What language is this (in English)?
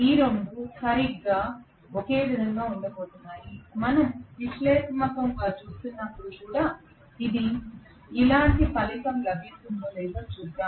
Telugu